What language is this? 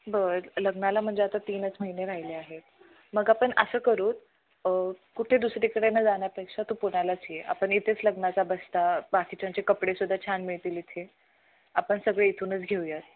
Marathi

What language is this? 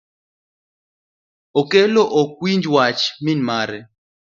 Luo (Kenya and Tanzania)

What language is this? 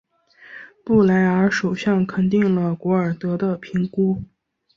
Chinese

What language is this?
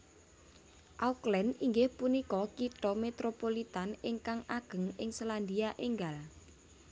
Javanese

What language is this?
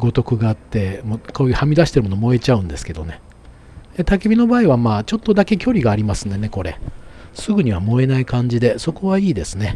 Japanese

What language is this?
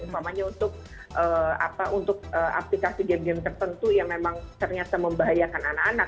Indonesian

